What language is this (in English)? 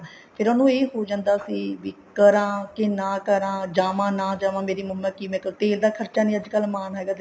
Punjabi